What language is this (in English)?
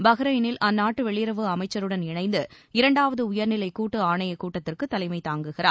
Tamil